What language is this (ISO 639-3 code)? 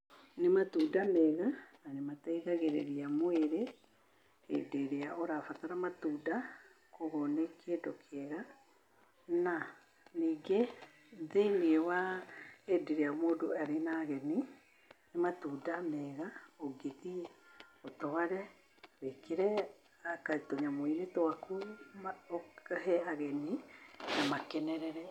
kik